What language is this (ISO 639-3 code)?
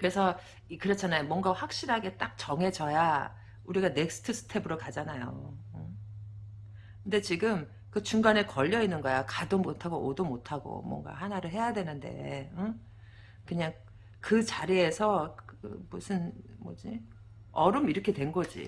kor